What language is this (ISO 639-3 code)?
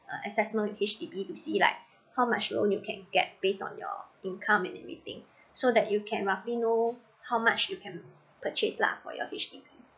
eng